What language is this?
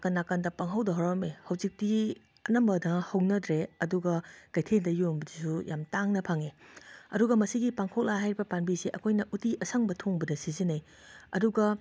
Manipuri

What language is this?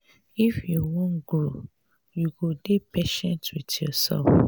Nigerian Pidgin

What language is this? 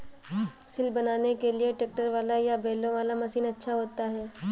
Hindi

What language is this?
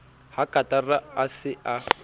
Southern Sotho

